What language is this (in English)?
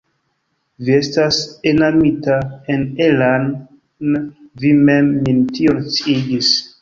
Esperanto